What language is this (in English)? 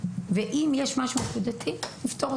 Hebrew